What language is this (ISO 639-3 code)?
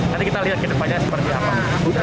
ind